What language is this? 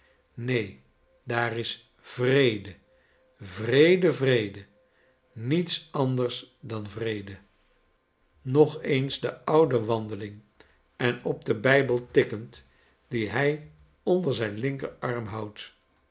Dutch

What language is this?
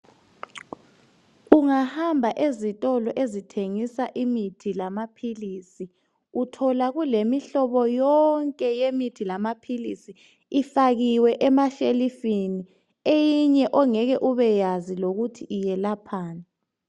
North Ndebele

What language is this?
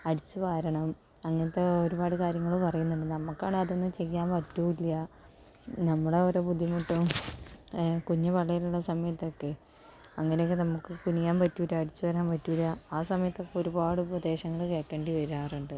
Malayalam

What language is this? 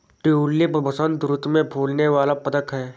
Hindi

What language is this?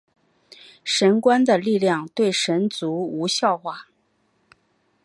Chinese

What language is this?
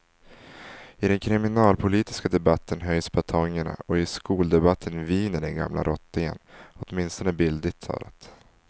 Swedish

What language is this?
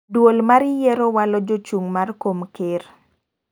Luo (Kenya and Tanzania)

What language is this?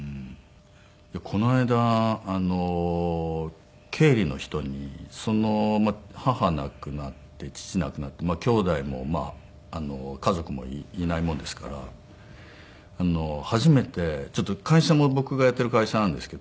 Japanese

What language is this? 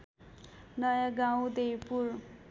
Nepali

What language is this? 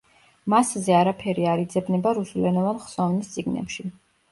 Georgian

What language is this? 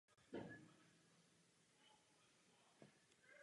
Czech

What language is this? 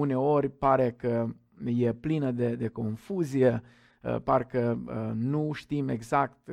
Romanian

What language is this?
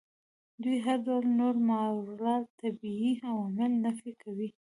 Pashto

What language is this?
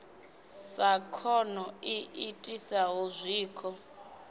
Venda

